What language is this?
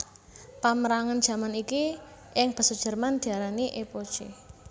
Javanese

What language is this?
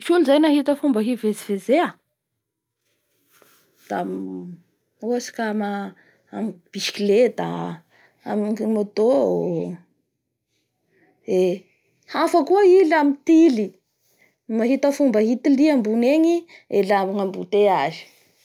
Bara Malagasy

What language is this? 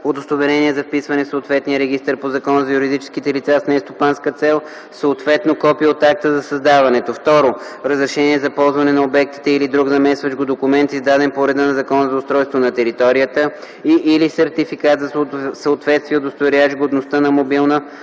Bulgarian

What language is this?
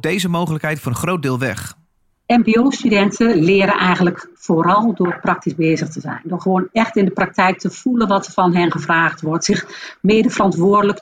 Dutch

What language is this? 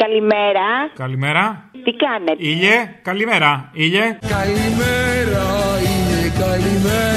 Greek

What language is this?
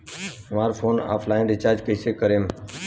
Bhojpuri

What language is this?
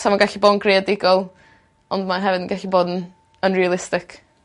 Welsh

